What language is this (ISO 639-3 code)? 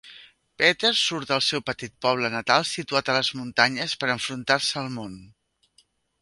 cat